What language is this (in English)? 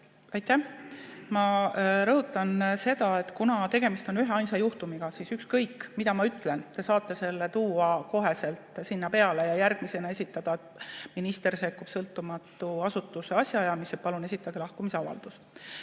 Estonian